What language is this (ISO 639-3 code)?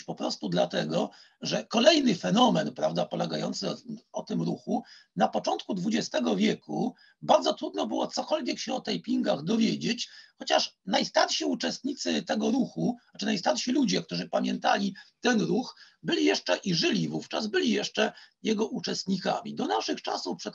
pol